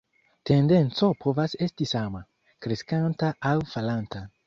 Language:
Esperanto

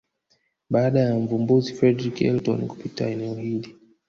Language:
Swahili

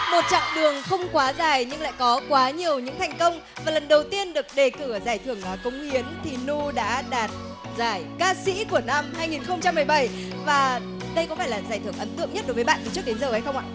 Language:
Vietnamese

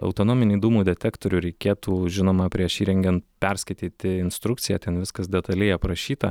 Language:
Lithuanian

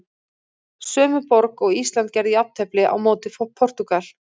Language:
Icelandic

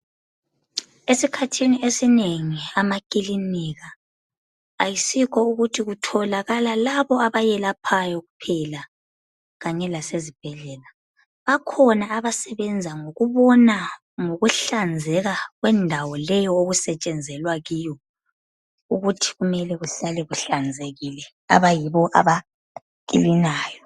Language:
North Ndebele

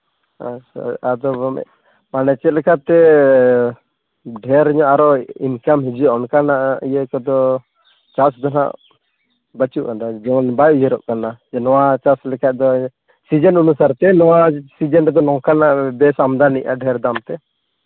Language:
Santali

